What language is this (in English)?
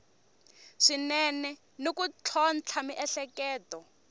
Tsonga